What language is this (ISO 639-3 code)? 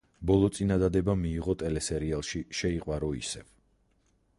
kat